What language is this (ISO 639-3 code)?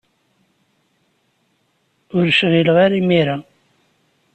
kab